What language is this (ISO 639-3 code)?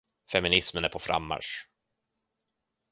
swe